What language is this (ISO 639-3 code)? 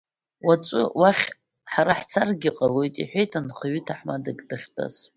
abk